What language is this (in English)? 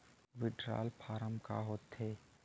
Chhattisgarhi